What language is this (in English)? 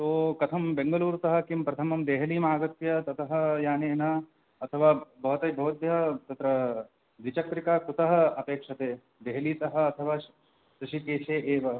Sanskrit